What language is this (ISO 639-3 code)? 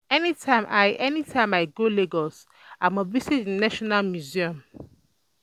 pcm